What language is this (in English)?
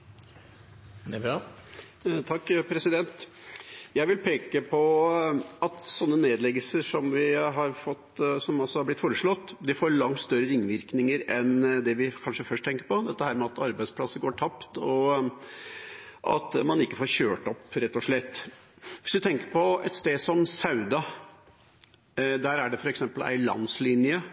Norwegian